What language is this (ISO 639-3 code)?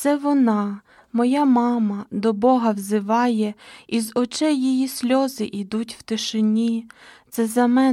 ukr